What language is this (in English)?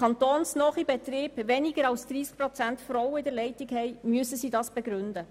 Swiss German